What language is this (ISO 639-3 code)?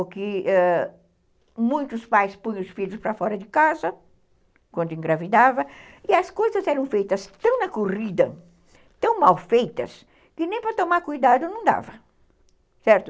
por